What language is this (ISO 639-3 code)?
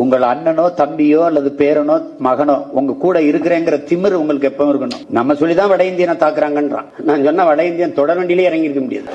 tam